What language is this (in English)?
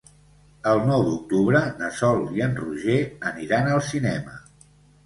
Catalan